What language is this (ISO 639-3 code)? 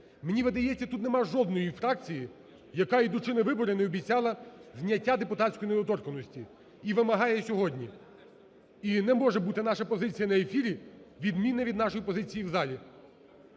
ukr